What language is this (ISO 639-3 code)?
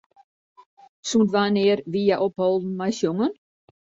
fry